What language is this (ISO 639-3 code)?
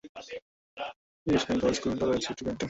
ben